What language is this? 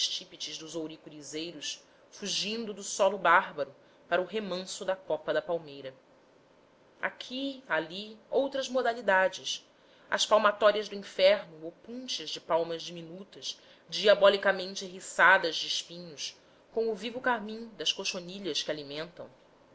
Portuguese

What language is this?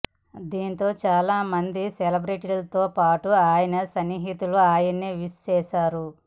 Telugu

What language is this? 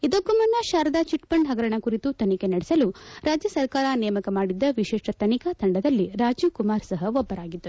Kannada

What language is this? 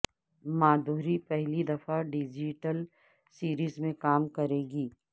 Urdu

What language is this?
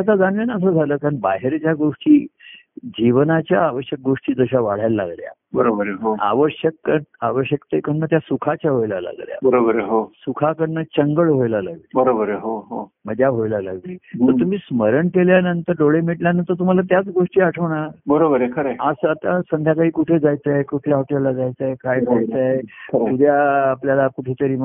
Marathi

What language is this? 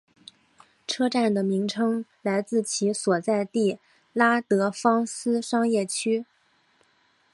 Chinese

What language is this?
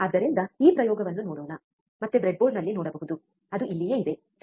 Kannada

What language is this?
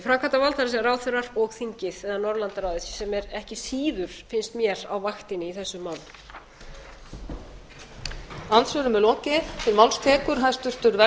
Icelandic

